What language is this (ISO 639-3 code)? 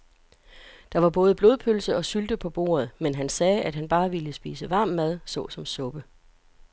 dan